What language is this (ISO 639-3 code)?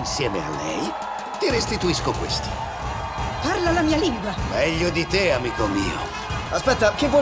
ita